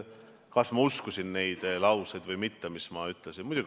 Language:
Estonian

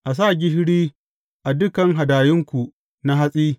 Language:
Hausa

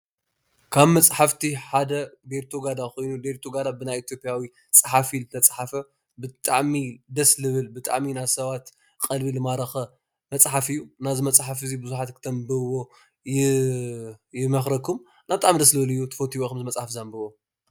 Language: Tigrinya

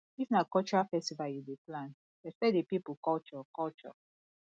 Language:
Nigerian Pidgin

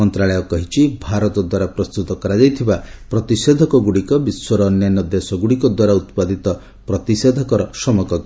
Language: Odia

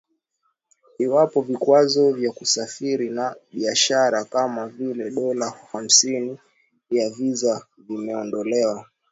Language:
Swahili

